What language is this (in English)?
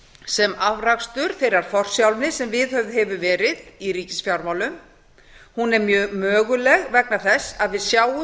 Icelandic